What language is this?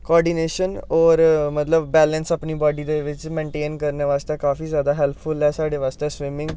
Dogri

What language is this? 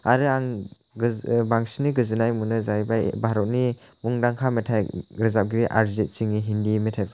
Bodo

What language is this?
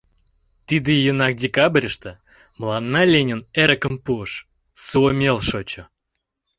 Mari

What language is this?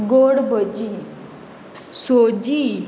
Konkani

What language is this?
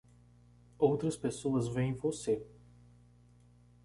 Portuguese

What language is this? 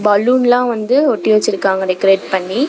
Tamil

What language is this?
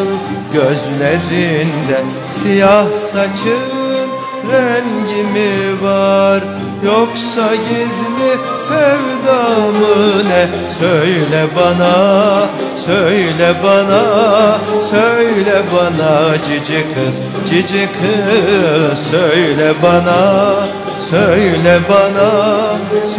Turkish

